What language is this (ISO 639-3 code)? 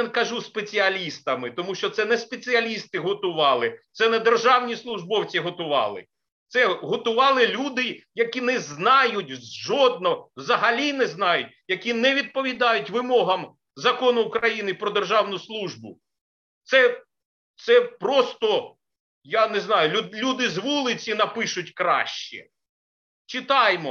ukr